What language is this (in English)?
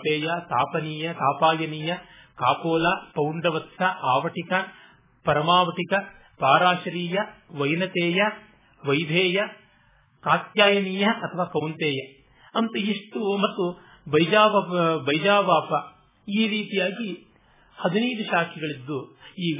Kannada